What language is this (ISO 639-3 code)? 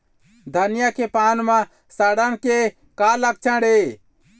hne